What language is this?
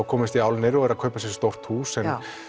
Icelandic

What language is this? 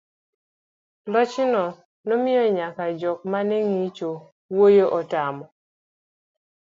Luo (Kenya and Tanzania)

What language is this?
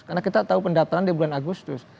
Indonesian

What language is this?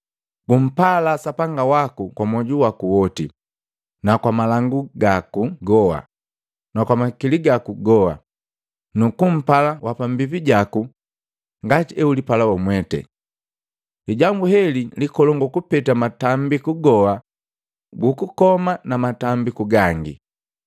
Matengo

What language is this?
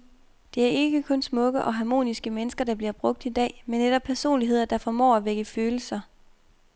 Danish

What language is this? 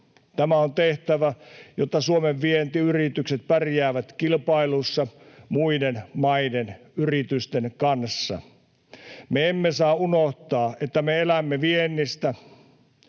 Finnish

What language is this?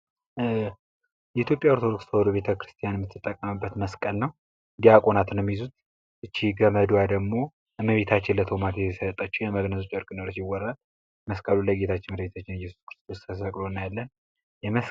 Amharic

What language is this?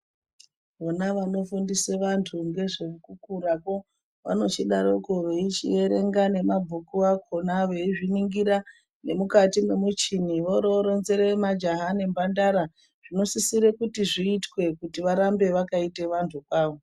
Ndau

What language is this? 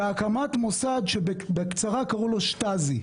Hebrew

